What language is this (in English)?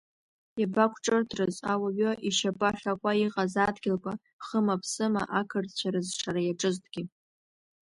Abkhazian